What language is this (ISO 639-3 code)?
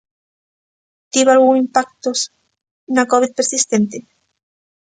glg